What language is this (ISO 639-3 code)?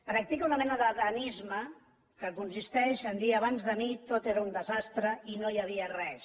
cat